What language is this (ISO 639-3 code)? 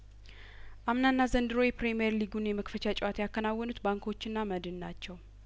amh